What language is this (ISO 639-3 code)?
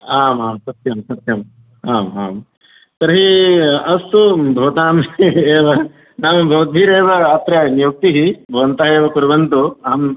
san